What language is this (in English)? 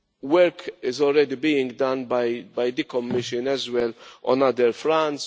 English